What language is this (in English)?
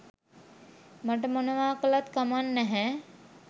Sinhala